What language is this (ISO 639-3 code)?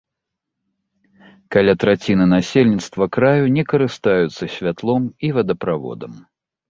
bel